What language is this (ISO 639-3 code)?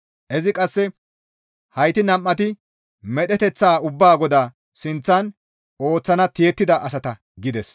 gmv